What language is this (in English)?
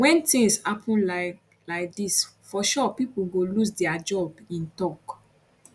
Nigerian Pidgin